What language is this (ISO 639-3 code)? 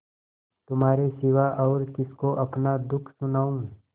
hin